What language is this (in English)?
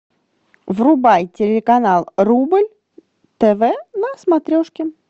Russian